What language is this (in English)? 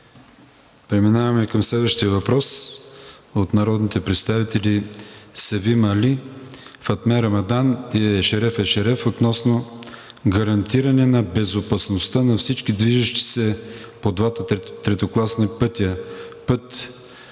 Bulgarian